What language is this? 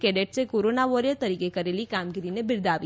Gujarati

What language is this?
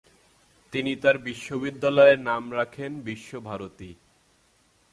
Bangla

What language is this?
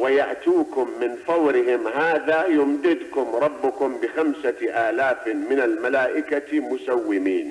Arabic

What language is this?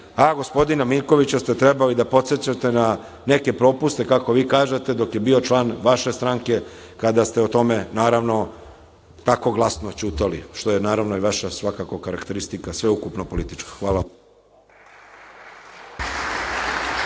Serbian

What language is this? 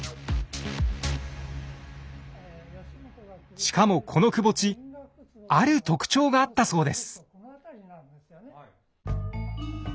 Japanese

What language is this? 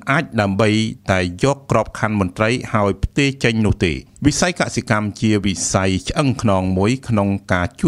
Thai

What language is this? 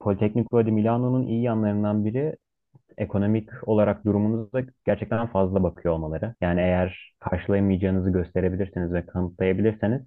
Turkish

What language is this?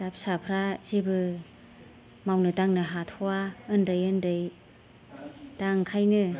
Bodo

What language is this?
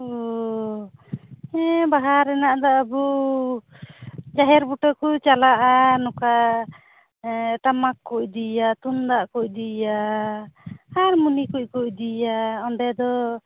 Santali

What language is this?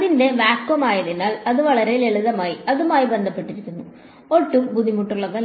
Malayalam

